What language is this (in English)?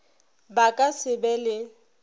Northern Sotho